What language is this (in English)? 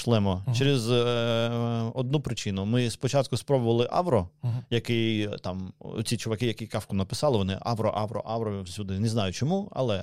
Ukrainian